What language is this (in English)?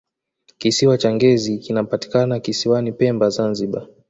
Swahili